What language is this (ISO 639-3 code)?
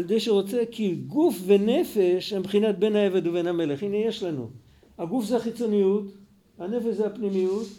heb